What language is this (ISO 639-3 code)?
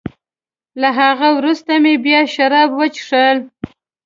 pus